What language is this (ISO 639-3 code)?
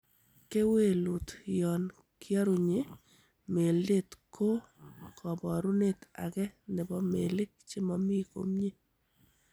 kln